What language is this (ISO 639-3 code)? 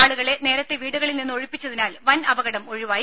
mal